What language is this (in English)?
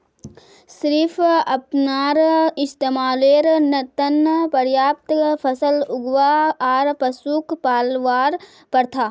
Magahi